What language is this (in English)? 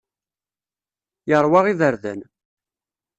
Kabyle